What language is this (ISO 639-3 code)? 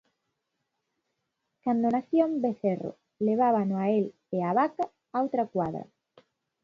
glg